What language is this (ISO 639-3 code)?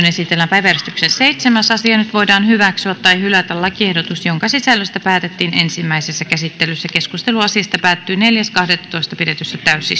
fin